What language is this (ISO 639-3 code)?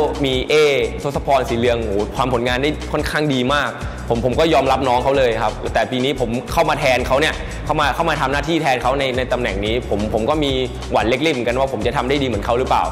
tha